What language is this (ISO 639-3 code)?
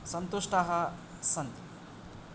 san